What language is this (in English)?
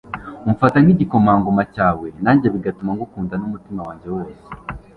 Kinyarwanda